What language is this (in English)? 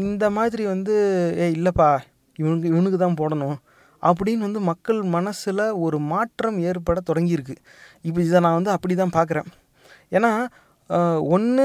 Tamil